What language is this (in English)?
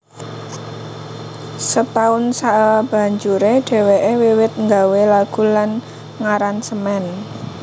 Javanese